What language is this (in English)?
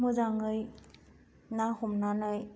Bodo